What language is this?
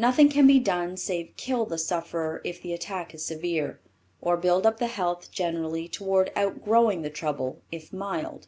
English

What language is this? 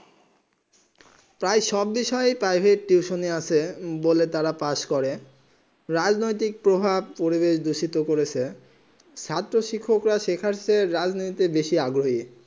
Bangla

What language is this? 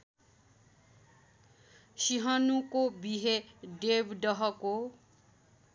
Nepali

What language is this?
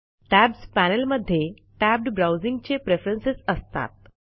Marathi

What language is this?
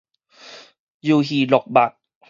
Min Nan Chinese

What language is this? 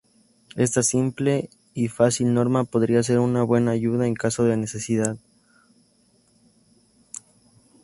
Spanish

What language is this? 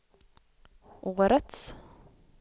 Swedish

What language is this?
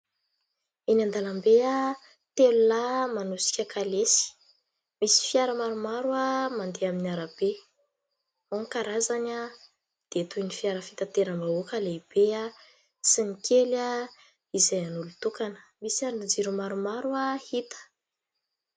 Malagasy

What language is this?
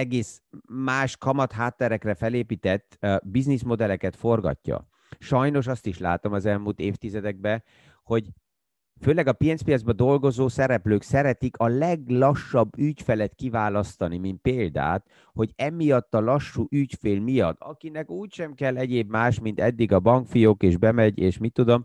Hungarian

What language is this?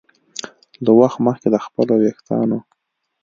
Pashto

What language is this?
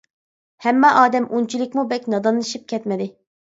Uyghur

